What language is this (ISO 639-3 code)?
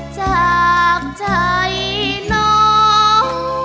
tha